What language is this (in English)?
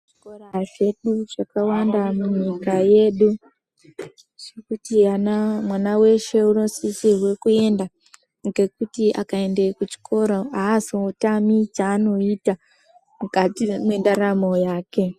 Ndau